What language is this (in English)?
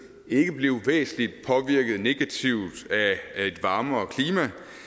Danish